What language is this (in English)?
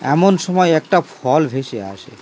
Bangla